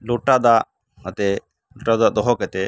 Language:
Santali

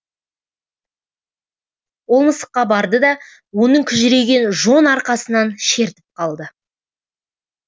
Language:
Kazakh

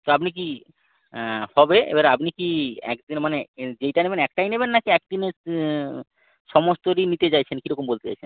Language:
Bangla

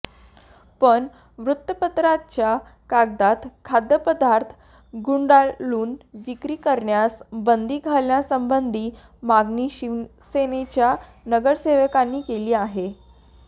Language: Marathi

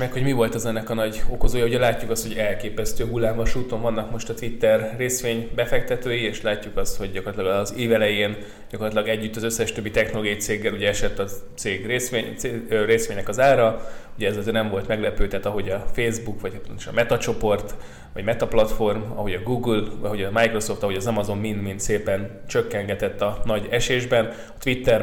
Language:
Hungarian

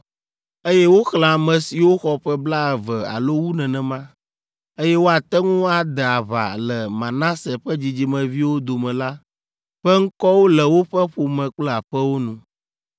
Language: Ewe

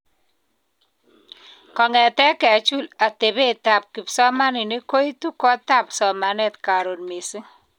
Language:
Kalenjin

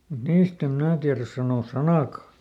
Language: Finnish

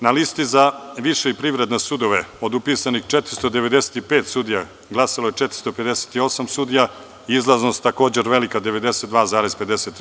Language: Serbian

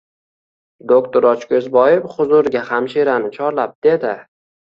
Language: Uzbek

